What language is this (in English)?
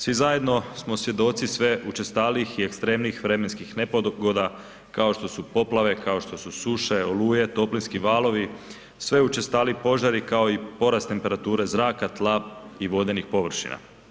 Croatian